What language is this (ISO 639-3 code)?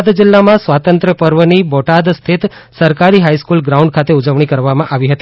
guj